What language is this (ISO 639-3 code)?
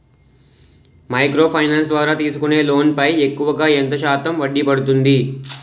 tel